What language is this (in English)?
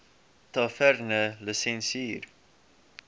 Afrikaans